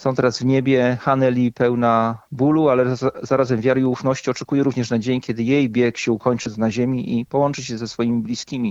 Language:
Polish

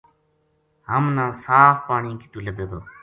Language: Gujari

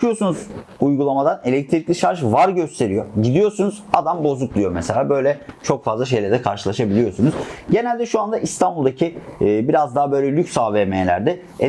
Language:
Turkish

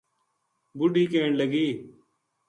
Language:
Gujari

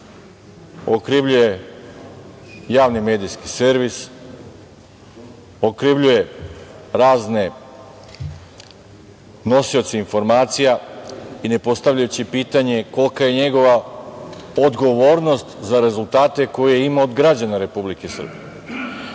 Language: Serbian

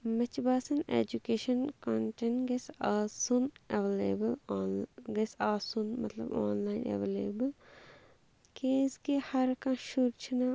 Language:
Kashmiri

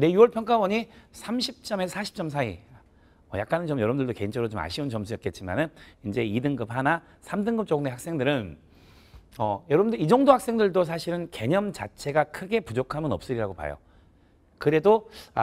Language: Korean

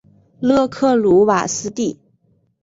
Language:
Chinese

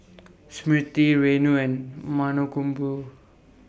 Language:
English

